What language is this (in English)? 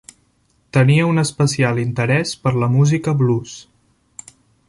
Catalan